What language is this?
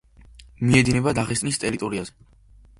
Georgian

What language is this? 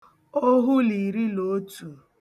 Igbo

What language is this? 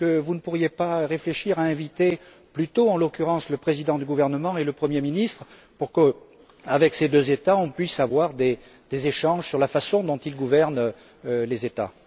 French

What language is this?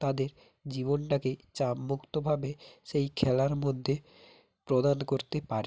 Bangla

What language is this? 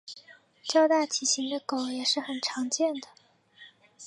Chinese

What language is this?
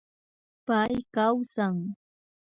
Imbabura Highland Quichua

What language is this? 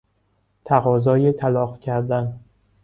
Persian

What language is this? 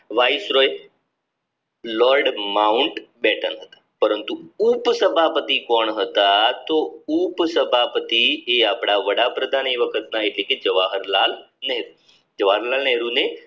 Gujarati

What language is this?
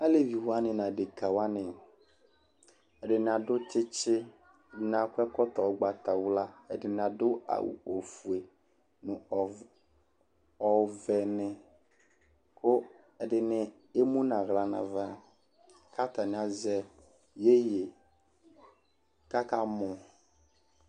Ikposo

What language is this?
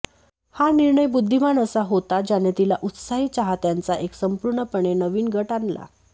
Marathi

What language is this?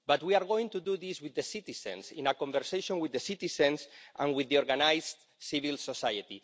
English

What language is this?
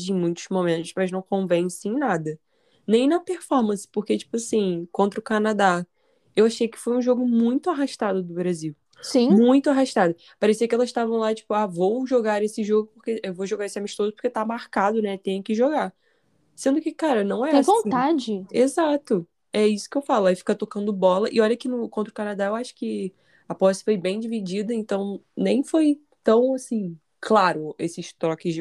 Portuguese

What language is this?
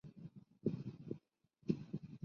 Chinese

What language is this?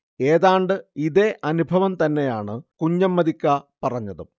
Malayalam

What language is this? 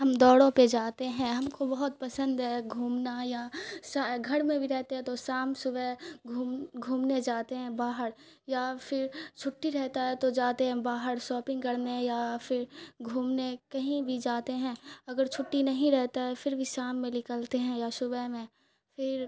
Urdu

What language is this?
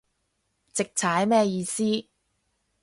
Cantonese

